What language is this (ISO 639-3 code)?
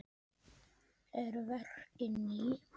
isl